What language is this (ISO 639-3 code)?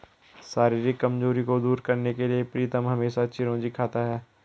hin